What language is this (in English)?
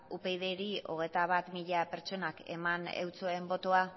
Basque